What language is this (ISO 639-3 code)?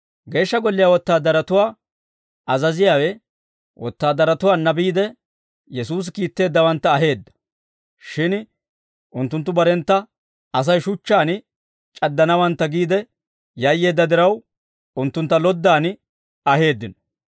dwr